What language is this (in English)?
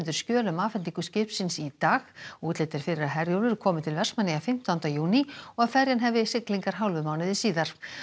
Icelandic